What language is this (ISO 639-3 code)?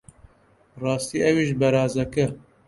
ckb